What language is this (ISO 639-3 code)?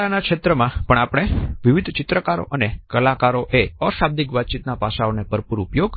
guj